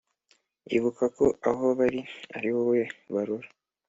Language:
Kinyarwanda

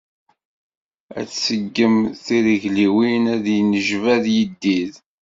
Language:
Kabyle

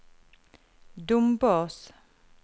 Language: Norwegian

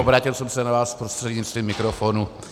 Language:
Czech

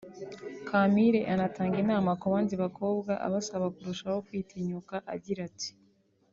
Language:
Kinyarwanda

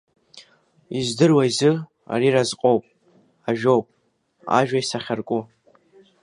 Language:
Abkhazian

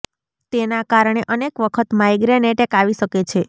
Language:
Gujarati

